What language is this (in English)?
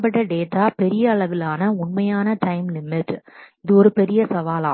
Tamil